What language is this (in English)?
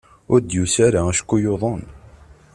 Kabyle